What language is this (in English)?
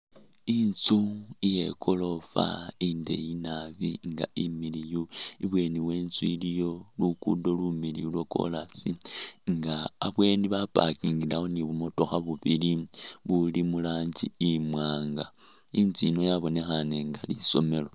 Masaaba